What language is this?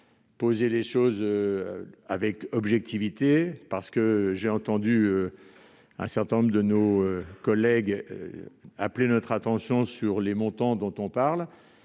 French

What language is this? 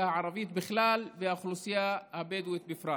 Hebrew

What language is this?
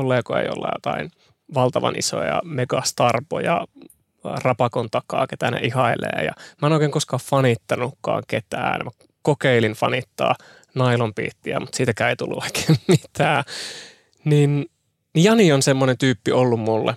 Finnish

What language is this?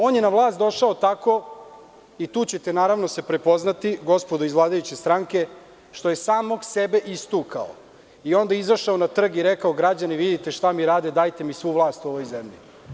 Serbian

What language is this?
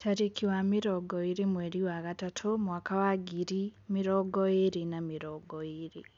Kikuyu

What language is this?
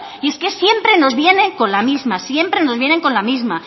Spanish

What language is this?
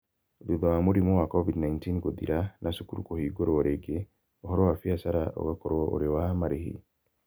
Kikuyu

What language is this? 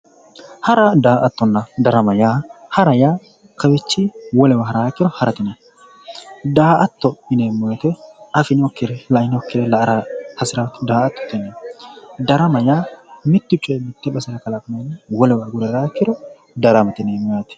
Sidamo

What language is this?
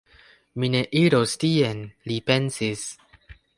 Esperanto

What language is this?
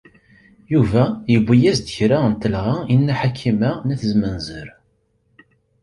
Kabyle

